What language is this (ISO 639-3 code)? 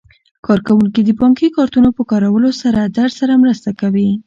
pus